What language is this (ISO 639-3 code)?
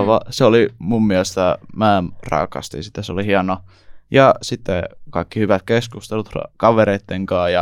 fin